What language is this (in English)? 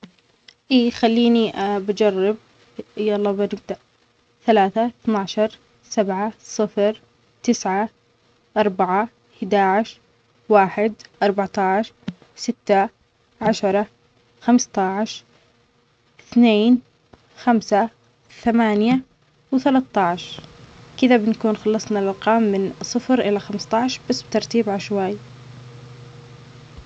Omani Arabic